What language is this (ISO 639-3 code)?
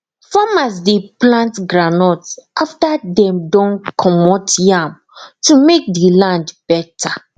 pcm